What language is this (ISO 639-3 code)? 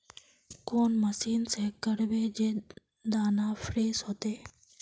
mag